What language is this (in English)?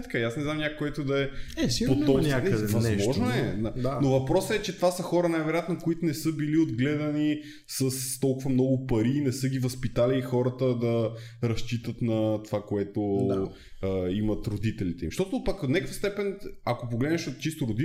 Bulgarian